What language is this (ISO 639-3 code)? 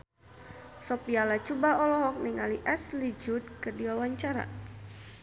sun